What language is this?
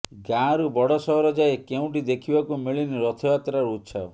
Odia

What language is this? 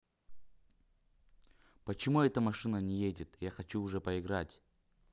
Russian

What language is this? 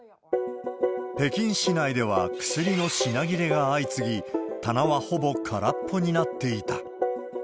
Japanese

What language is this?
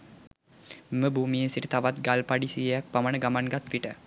Sinhala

